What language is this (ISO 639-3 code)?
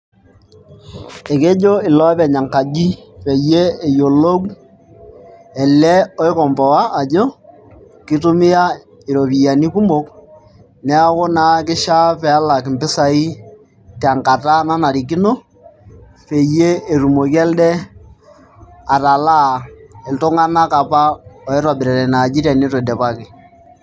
mas